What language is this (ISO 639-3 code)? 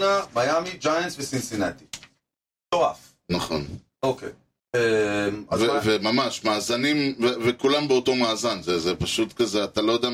heb